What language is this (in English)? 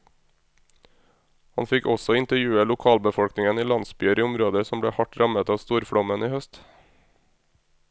Norwegian